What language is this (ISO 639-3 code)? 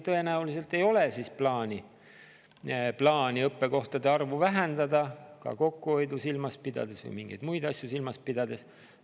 est